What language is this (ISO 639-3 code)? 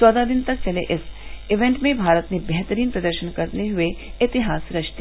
hin